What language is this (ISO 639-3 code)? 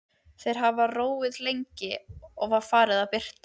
isl